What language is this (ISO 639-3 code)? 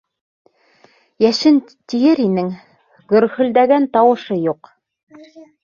bak